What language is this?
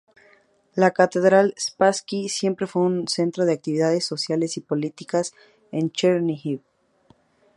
Spanish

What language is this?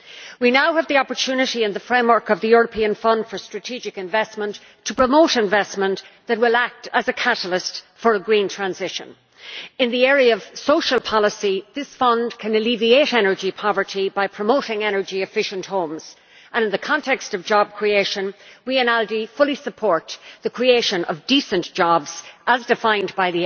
English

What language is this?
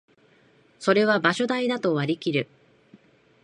Japanese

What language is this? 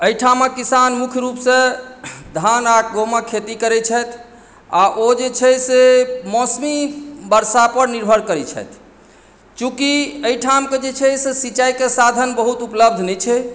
Maithili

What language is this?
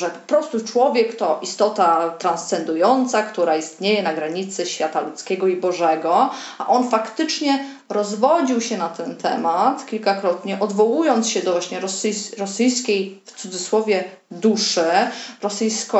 Polish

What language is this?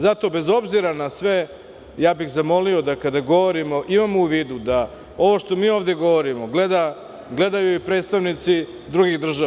Serbian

